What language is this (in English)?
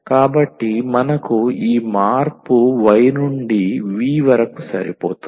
Telugu